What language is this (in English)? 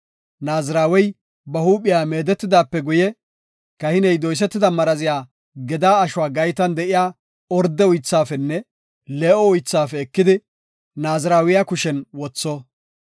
Gofa